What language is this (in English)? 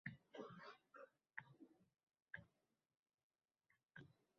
Uzbek